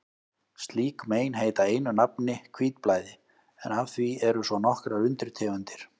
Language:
Icelandic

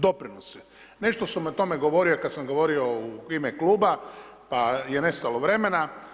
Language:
Croatian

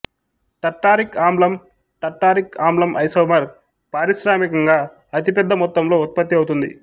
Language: Telugu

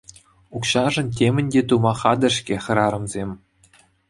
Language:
Chuvash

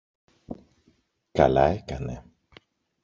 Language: Greek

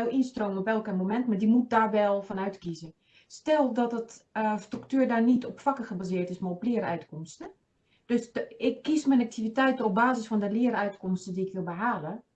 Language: Dutch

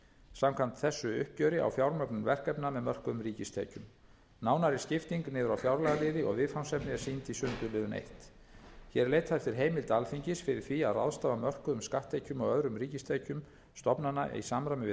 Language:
Icelandic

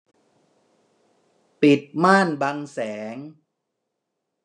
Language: Thai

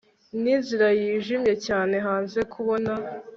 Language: Kinyarwanda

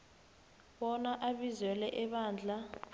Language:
South Ndebele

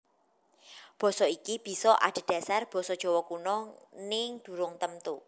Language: Javanese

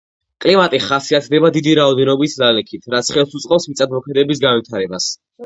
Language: Georgian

